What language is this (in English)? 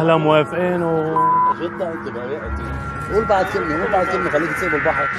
Arabic